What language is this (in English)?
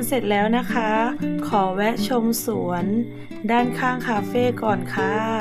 Thai